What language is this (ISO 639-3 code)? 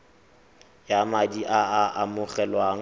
tsn